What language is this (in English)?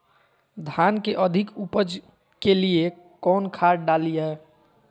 Magahi